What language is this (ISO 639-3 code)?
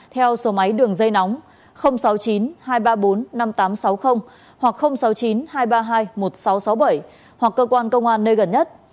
vie